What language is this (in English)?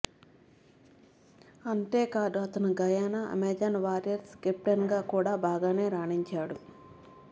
Telugu